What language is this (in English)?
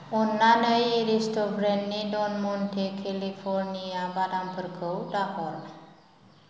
Bodo